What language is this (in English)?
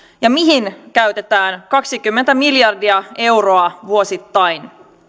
Finnish